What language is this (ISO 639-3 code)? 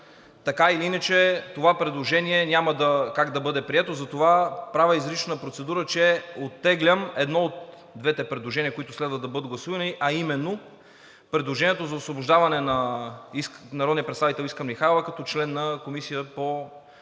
bul